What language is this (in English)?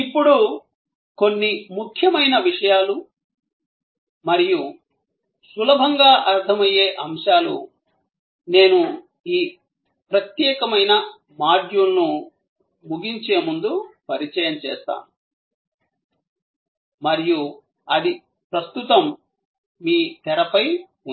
Telugu